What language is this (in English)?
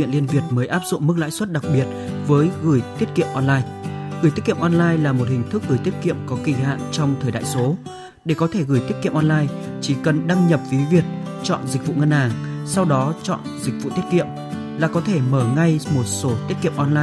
Vietnamese